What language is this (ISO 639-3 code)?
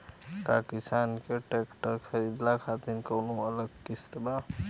bho